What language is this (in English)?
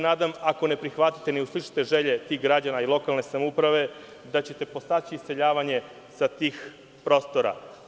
Serbian